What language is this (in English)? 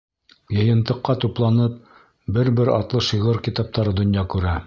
Bashkir